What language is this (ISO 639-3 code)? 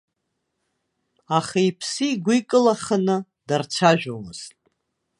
abk